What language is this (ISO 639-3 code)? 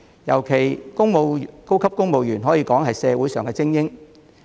yue